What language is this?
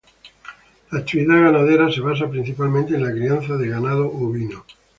Spanish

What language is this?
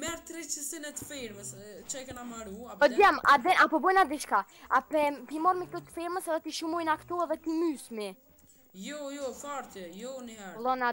Romanian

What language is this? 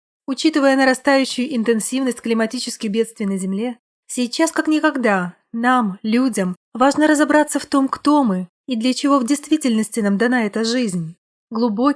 Russian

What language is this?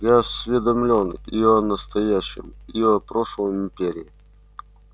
Russian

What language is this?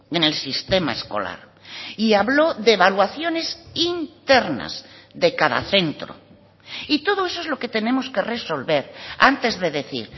Spanish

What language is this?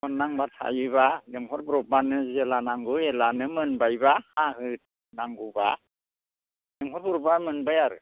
Bodo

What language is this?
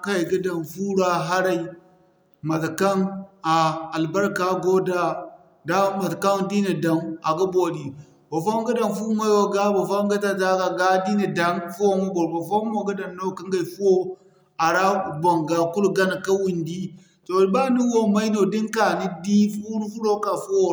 Zarma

